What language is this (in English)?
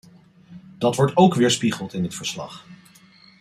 Dutch